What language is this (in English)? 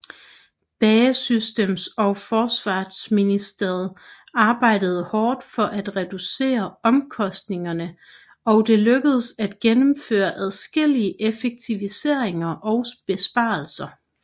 Danish